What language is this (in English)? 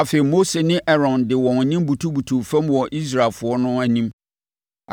Akan